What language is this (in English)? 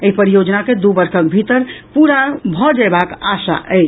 Maithili